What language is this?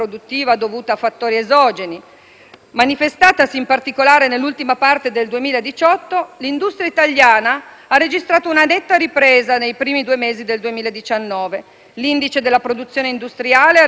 Italian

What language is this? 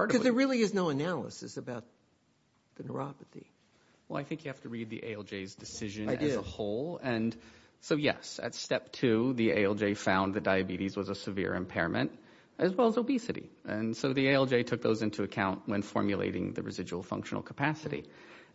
English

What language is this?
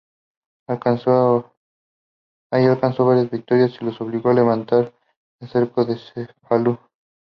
Spanish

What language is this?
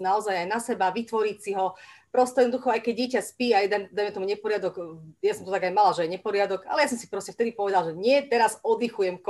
Slovak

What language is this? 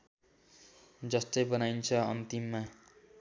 Nepali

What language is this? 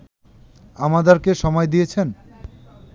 Bangla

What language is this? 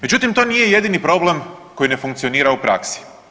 Croatian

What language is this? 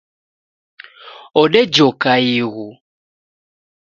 Taita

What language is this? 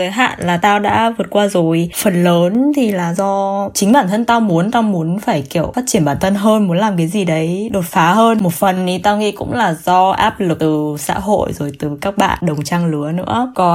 Vietnamese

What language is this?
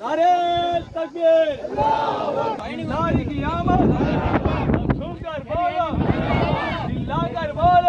Arabic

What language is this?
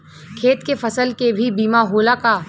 Bhojpuri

